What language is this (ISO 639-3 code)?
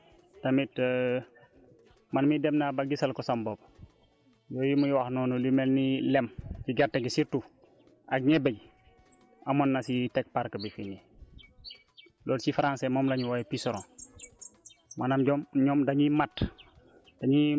wol